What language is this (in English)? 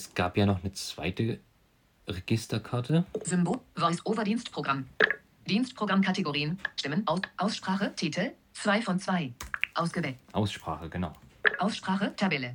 German